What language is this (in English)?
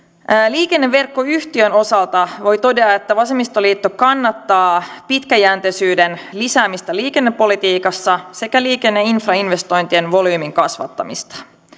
Finnish